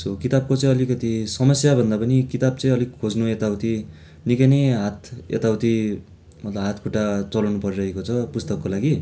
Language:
Nepali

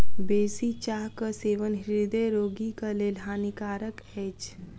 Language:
Maithili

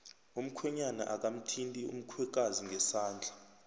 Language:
South Ndebele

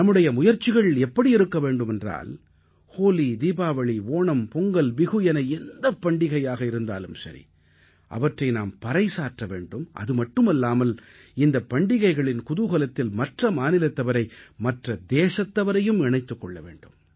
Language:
Tamil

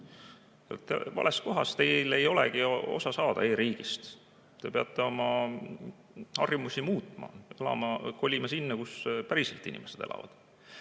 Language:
Estonian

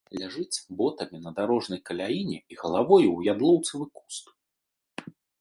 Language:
Belarusian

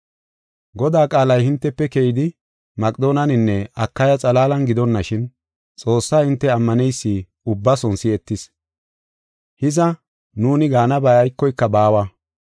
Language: Gofa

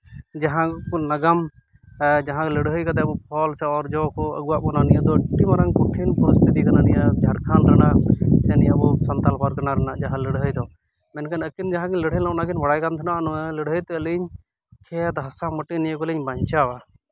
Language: Santali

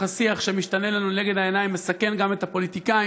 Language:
Hebrew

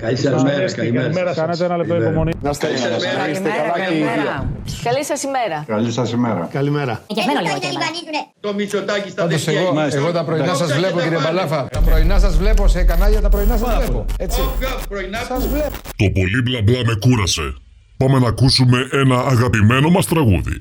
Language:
Greek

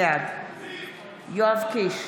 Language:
Hebrew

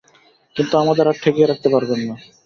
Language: Bangla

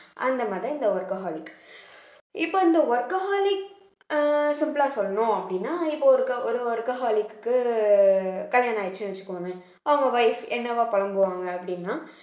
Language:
Tamil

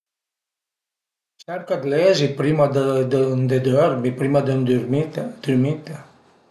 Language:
Piedmontese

